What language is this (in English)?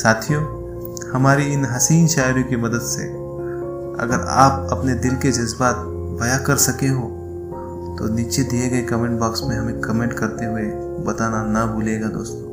Hindi